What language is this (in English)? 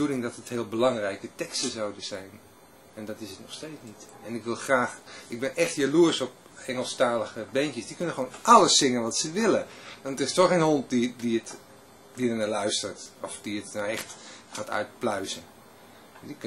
Dutch